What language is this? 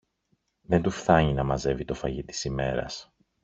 Greek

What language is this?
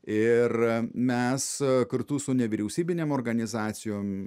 Lithuanian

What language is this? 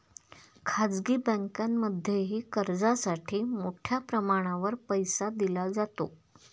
Marathi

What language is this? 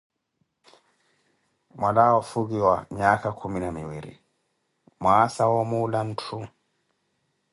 Koti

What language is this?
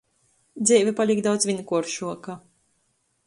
Latgalian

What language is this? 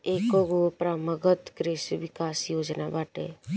Bhojpuri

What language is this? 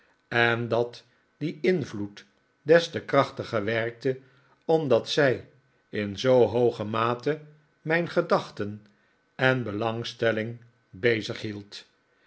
Dutch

